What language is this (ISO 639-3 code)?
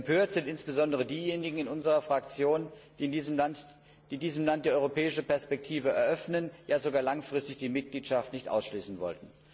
deu